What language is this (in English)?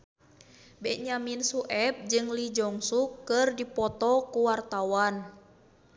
Sundanese